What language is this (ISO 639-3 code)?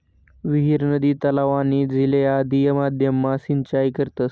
mar